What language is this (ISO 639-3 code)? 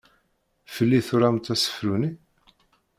kab